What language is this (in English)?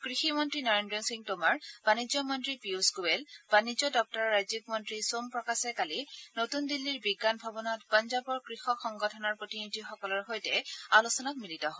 Assamese